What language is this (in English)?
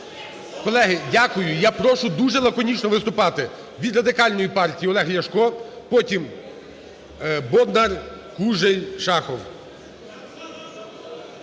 Ukrainian